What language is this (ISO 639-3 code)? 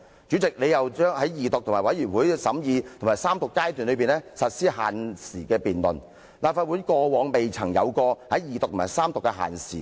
yue